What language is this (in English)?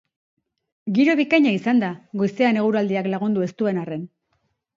Basque